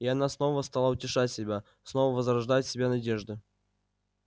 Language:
Russian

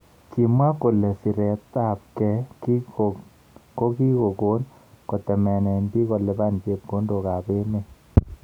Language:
Kalenjin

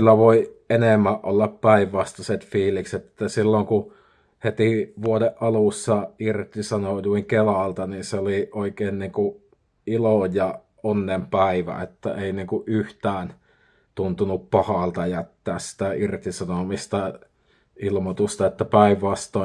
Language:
Finnish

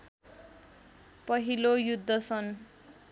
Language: Nepali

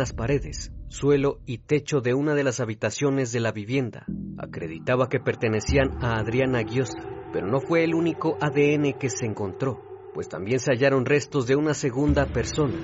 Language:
Spanish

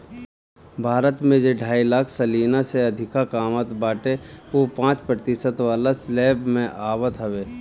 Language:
Bhojpuri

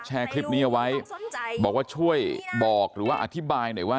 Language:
Thai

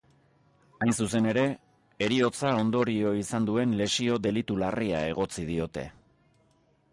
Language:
Basque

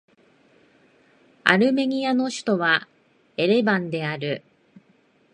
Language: Japanese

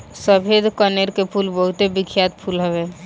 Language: Bhojpuri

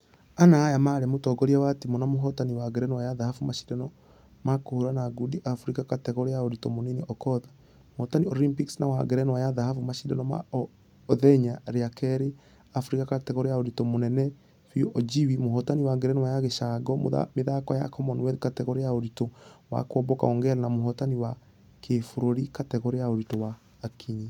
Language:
Kikuyu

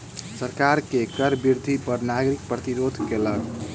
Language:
Maithili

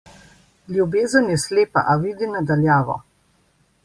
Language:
Slovenian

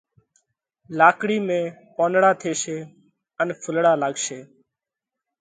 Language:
Parkari Koli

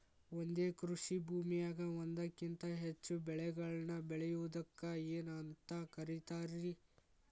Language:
Kannada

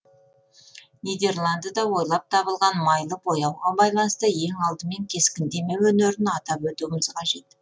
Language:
Kazakh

